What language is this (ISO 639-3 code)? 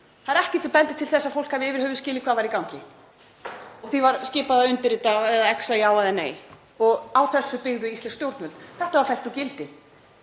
isl